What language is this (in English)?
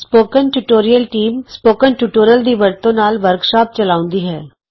Punjabi